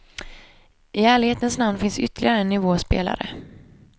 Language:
Swedish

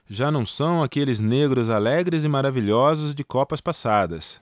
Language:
Portuguese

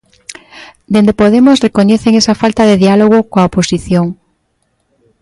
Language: Galician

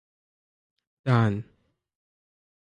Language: Hausa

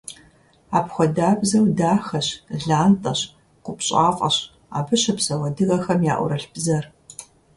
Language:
Kabardian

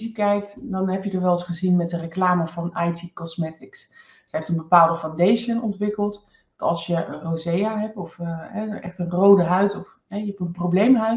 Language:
Dutch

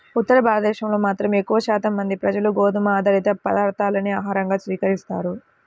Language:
Telugu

